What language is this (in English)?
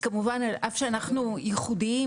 Hebrew